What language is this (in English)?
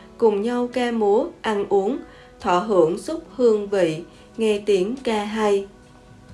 Vietnamese